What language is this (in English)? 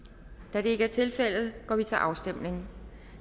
Danish